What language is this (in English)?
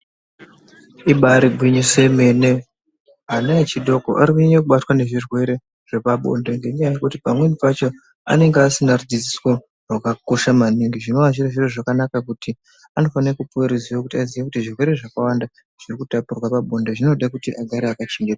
Ndau